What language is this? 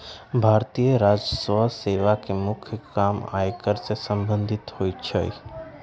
Magahi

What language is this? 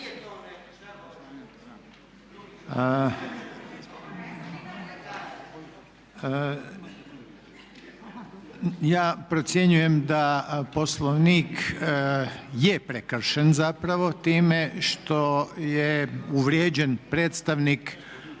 Croatian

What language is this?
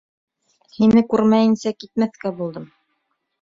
Bashkir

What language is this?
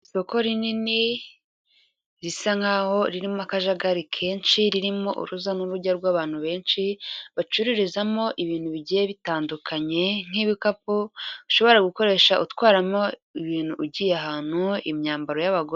Kinyarwanda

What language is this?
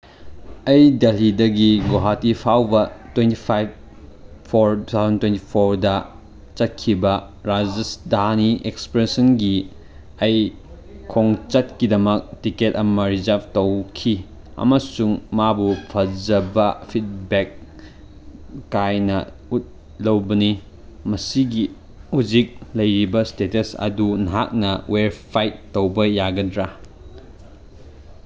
Manipuri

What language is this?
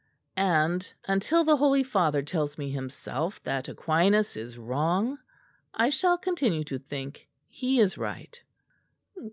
English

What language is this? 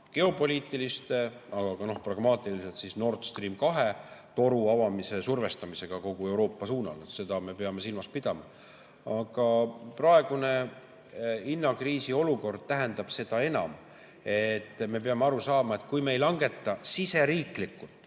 Estonian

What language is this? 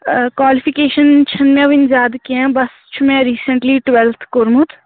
Kashmiri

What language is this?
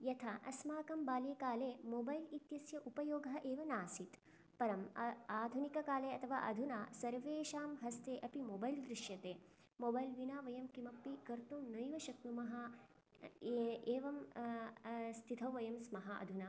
Sanskrit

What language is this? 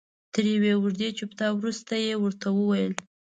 Pashto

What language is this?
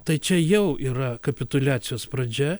Lithuanian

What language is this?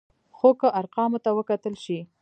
Pashto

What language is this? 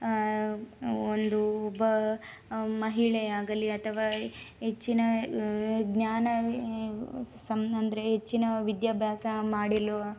Kannada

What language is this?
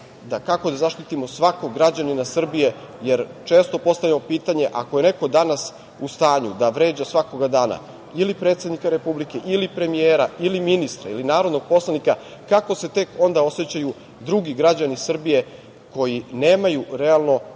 Serbian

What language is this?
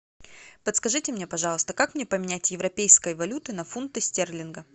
Russian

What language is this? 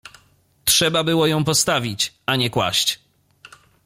Polish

